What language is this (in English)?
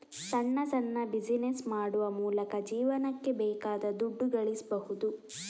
Kannada